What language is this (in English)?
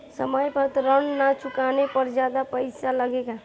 Bhojpuri